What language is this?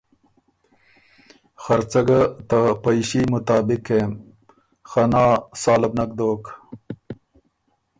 Ormuri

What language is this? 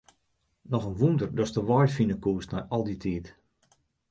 Western Frisian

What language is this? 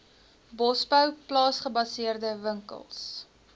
Afrikaans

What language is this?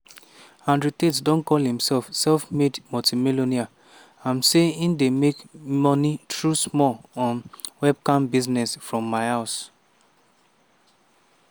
Nigerian Pidgin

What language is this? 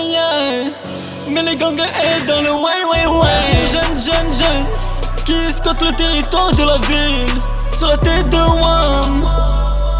Dutch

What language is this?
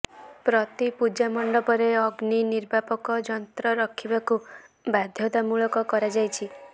Odia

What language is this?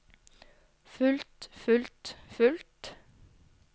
Norwegian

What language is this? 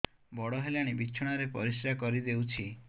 Odia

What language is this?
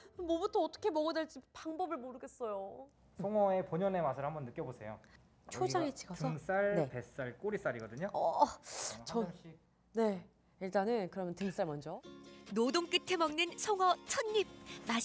Korean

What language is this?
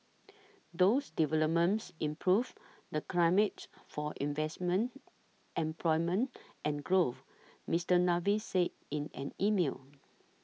English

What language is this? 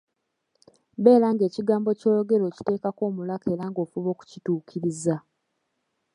Ganda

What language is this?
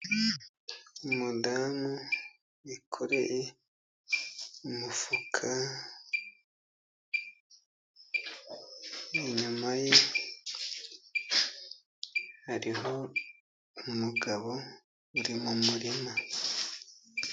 Kinyarwanda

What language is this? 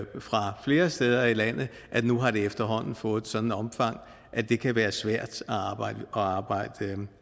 Danish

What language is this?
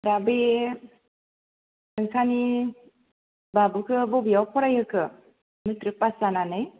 Bodo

